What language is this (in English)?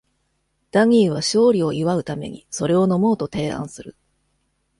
Japanese